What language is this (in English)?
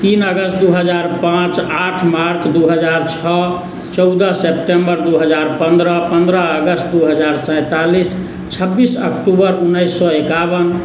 Maithili